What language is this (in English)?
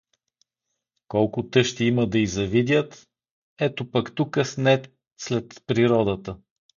Bulgarian